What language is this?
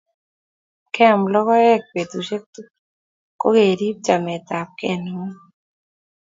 Kalenjin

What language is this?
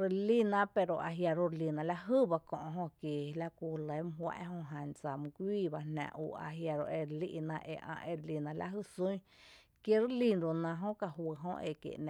Tepinapa Chinantec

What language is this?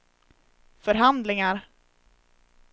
Swedish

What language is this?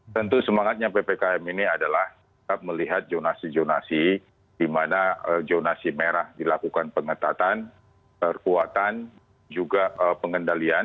Indonesian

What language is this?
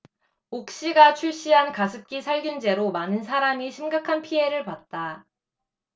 Korean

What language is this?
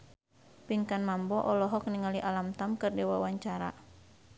Sundanese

